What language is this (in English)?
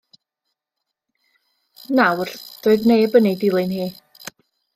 Welsh